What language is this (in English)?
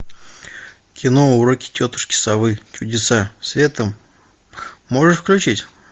Russian